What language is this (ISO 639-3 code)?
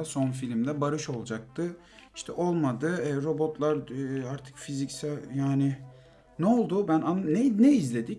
tur